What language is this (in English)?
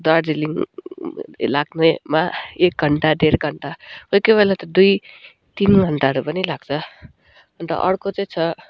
Nepali